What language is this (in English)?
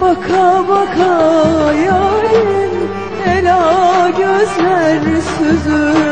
Turkish